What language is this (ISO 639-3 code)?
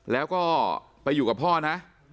tha